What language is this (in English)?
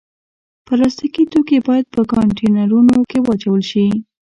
Pashto